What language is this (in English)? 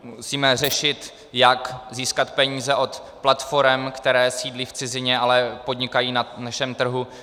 Czech